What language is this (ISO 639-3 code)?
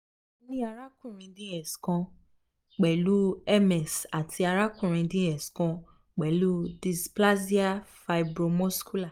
yor